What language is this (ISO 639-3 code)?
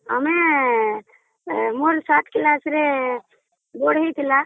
ori